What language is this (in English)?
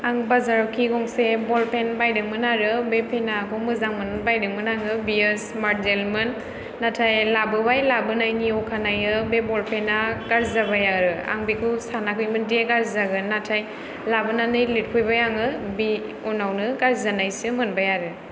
Bodo